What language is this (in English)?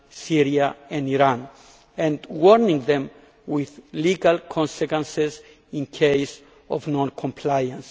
English